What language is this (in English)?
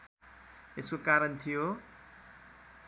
Nepali